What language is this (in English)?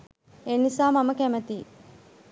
Sinhala